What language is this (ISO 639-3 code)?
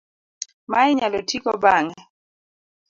luo